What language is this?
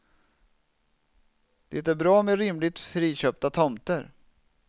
Swedish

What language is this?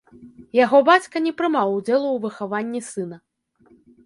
Belarusian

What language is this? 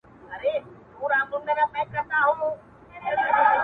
Pashto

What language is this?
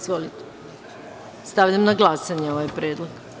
Serbian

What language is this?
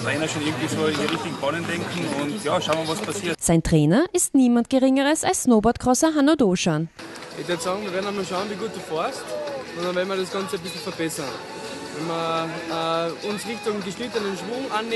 German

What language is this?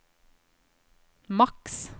Norwegian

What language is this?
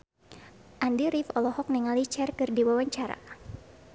Sundanese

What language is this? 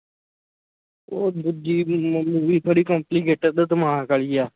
Punjabi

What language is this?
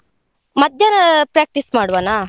Kannada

